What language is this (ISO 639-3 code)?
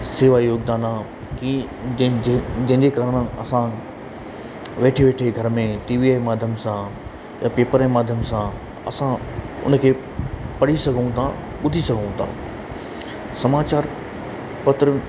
snd